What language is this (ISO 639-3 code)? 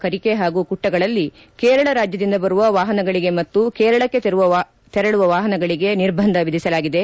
kan